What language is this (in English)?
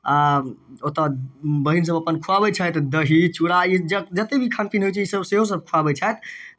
Maithili